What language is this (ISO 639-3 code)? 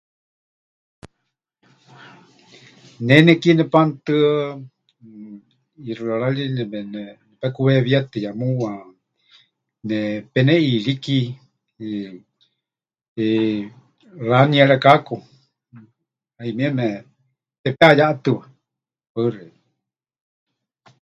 hch